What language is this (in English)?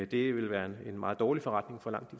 Danish